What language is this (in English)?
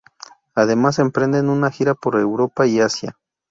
Spanish